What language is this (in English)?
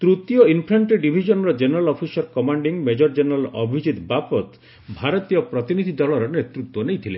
Odia